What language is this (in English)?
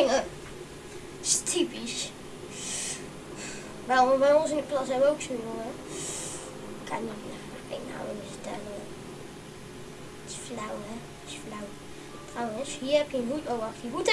Dutch